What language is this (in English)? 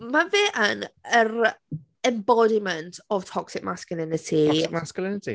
Welsh